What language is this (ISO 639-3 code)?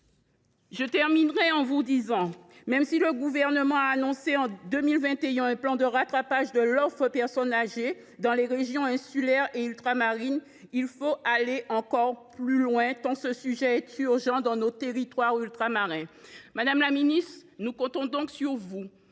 fra